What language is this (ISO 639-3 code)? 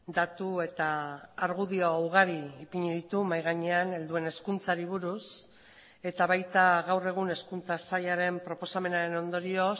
eus